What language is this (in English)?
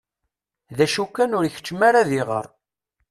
Kabyle